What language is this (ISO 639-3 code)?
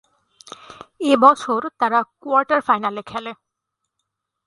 ben